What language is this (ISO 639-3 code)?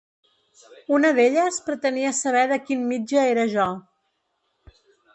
cat